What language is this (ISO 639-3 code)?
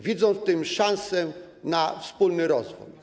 pol